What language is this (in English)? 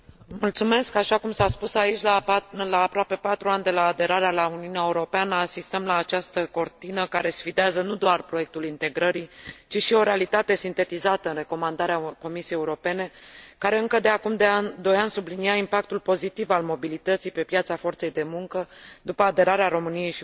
Romanian